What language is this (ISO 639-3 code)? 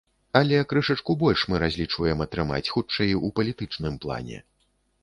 bel